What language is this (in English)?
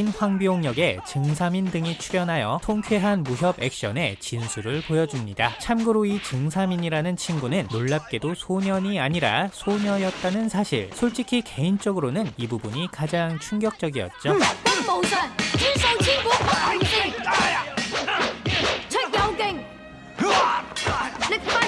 Korean